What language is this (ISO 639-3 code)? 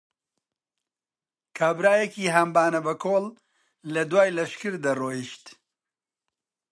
ckb